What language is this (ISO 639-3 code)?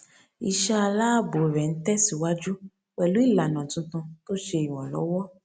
yor